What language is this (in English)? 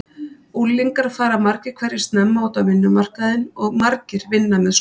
Icelandic